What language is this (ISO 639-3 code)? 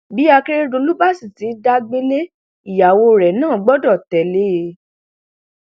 yor